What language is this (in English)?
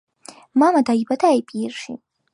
Georgian